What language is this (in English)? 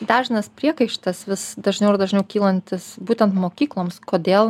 Lithuanian